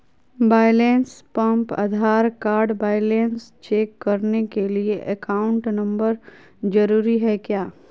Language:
Magahi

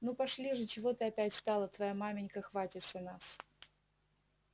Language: Russian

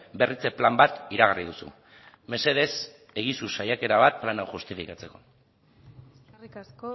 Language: Basque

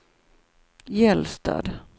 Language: Swedish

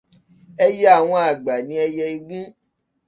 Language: Yoruba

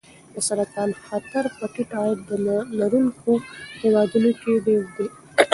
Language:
Pashto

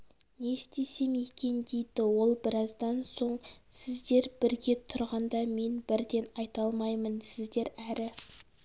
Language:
Kazakh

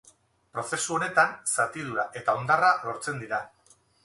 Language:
Basque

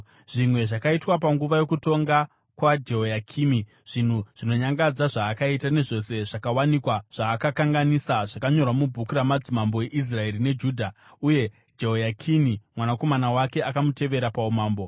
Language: Shona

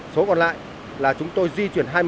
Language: Vietnamese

